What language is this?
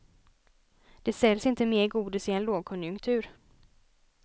Swedish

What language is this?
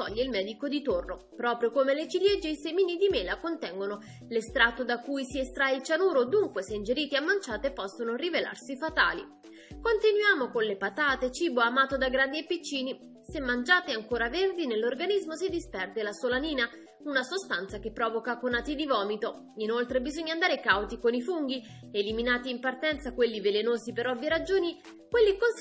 Italian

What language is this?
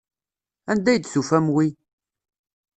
Kabyle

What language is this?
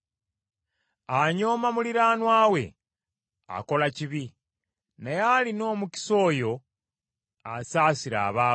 Ganda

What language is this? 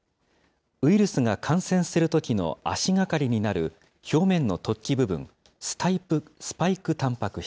Japanese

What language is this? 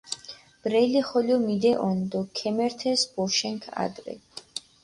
Mingrelian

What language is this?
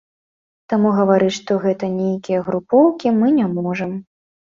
Belarusian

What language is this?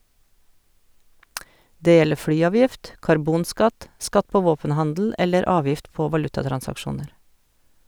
Norwegian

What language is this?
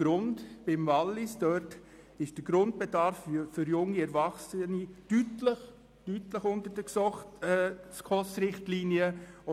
Swiss German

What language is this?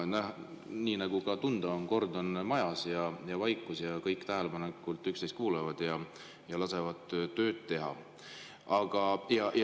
Estonian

